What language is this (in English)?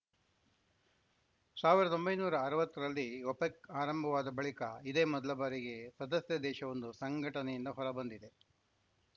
Kannada